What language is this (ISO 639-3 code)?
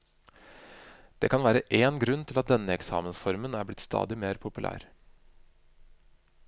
nor